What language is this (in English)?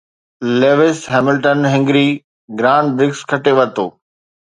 Sindhi